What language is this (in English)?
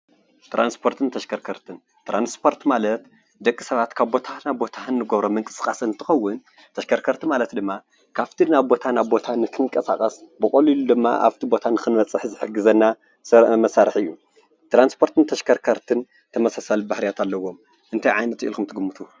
Tigrinya